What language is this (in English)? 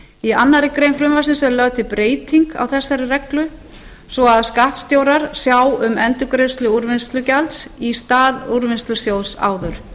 Icelandic